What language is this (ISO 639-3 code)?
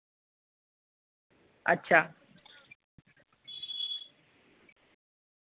doi